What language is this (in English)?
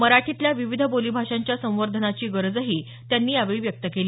Marathi